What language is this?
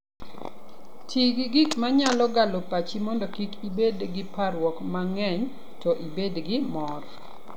Luo (Kenya and Tanzania)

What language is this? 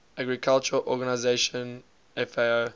English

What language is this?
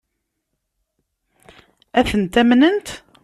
Kabyle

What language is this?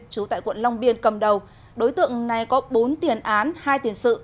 Vietnamese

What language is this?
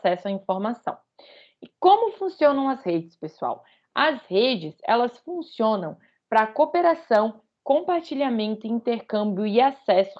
Portuguese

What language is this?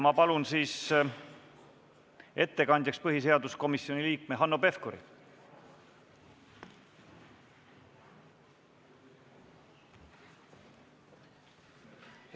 Estonian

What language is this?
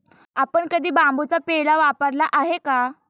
Marathi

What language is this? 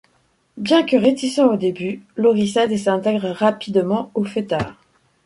French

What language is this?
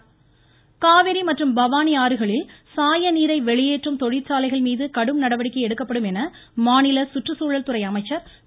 Tamil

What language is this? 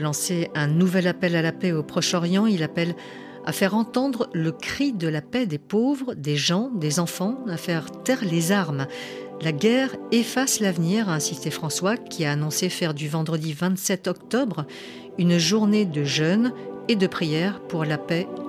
French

